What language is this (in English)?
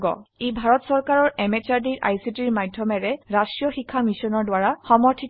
Assamese